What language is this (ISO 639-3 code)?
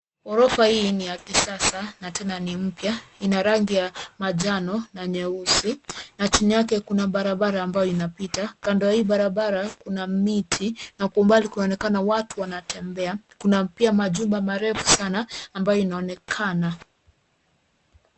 swa